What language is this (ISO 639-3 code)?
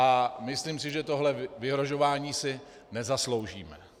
ces